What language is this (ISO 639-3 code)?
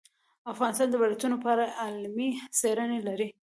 pus